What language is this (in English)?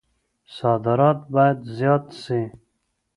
Pashto